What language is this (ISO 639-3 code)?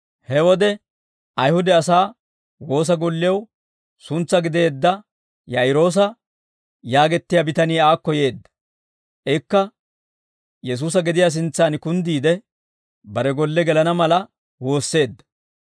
dwr